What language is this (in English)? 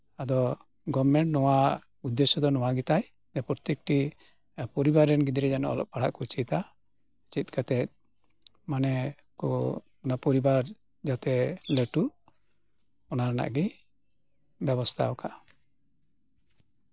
Santali